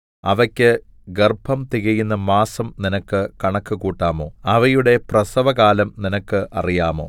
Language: Malayalam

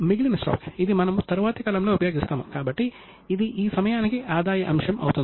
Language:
Telugu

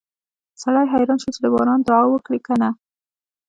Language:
Pashto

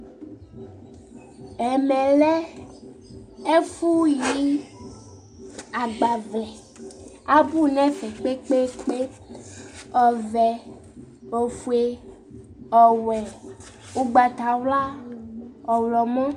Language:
Ikposo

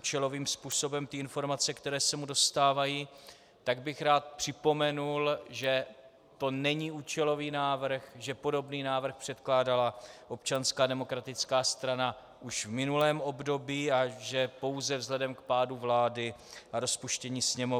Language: Czech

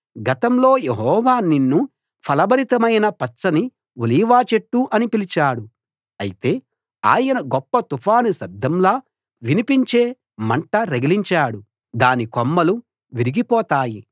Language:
Telugu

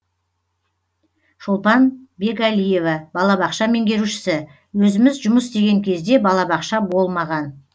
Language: Kazakh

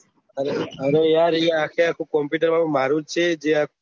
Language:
Gujarati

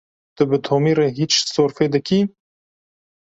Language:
Kurdish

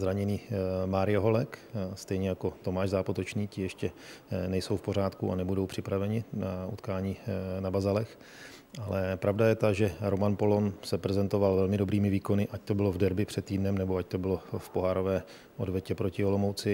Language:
Czech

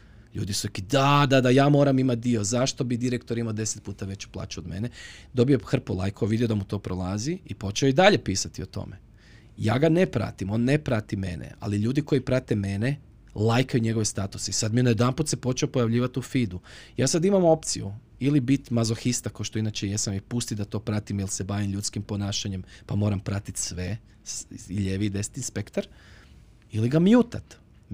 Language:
Croatian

